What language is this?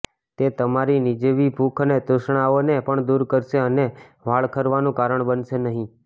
Gujarati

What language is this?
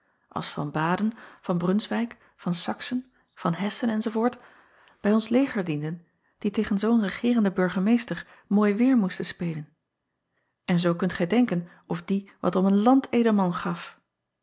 Dutch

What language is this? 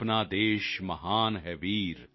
Punjabi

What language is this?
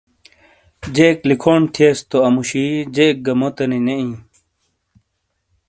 Shina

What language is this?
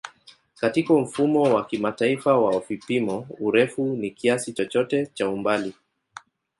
Swahili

